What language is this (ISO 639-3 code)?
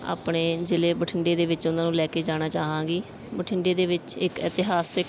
pan